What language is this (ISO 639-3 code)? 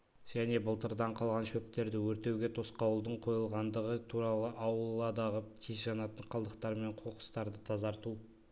kaz